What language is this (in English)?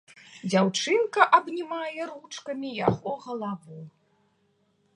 Belarusian